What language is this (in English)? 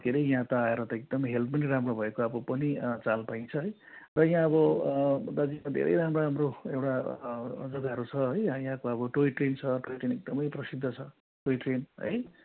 Nepali